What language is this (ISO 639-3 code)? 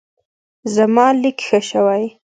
pus